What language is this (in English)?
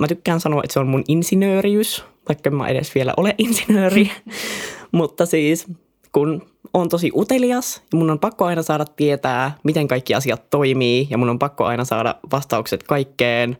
Finnish